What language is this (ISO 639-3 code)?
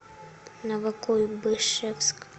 rus